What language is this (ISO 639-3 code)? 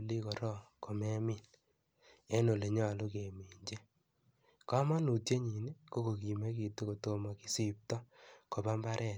kln